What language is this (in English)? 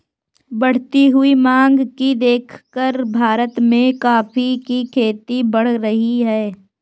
Hindi